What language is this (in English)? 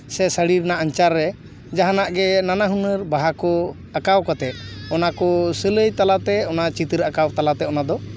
Santali